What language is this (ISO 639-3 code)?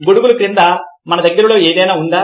tel